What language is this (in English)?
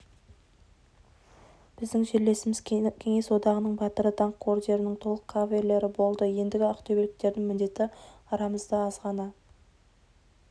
Kazakh